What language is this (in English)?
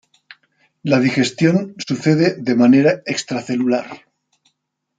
Spanish